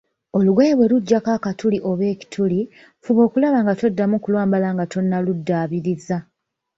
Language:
Ganda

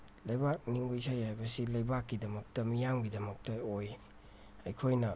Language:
Manipuri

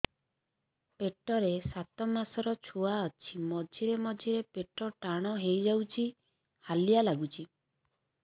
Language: Odia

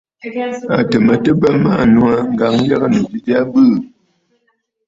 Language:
Bafut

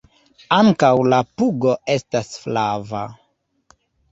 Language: Esperanto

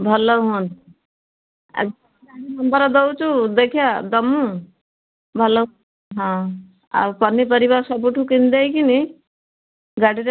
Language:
Odia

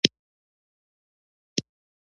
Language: Pashto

